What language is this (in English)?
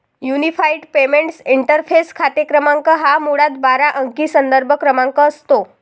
Marathi